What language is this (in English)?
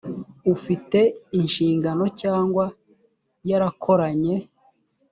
Kinyarwanda